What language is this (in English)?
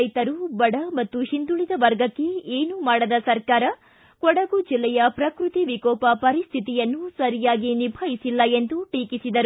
Kannada